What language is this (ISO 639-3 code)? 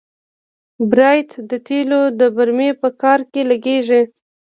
pus